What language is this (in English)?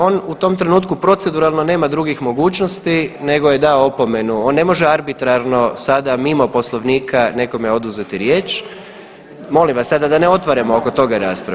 Croatian